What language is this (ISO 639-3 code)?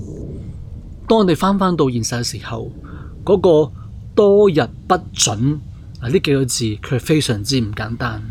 zho